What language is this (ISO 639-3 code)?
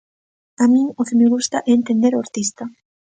glg